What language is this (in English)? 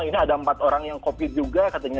Indonesian